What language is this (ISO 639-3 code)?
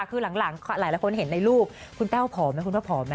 tha